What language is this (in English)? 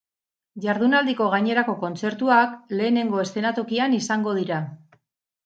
Basque